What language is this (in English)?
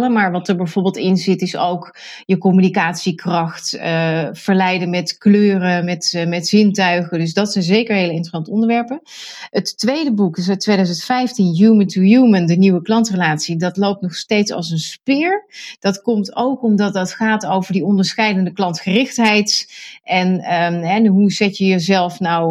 Dutch